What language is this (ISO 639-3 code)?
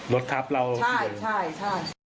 tha